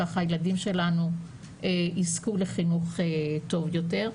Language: Hebrew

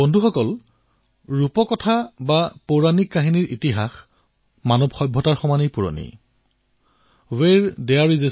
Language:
Assamese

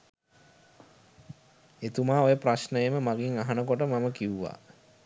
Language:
Sinhala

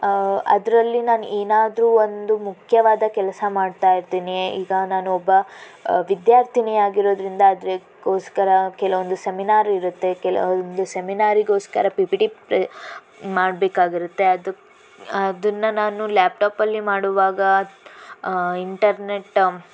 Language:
Kannada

